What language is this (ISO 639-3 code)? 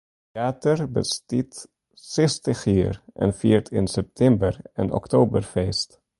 fry